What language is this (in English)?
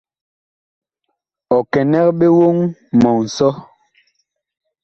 Bakoko